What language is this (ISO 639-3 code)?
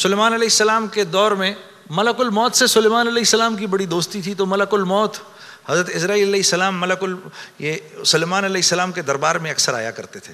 urd